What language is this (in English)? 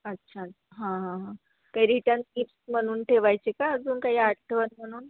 Marathi